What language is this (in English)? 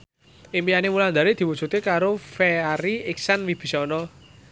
Javanese